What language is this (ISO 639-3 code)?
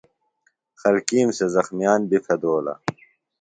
phl